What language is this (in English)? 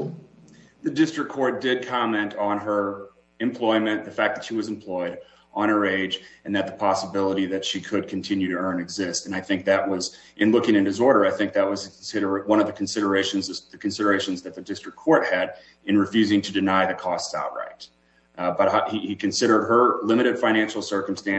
English